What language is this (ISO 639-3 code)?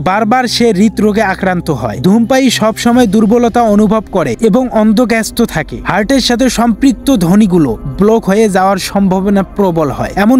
ben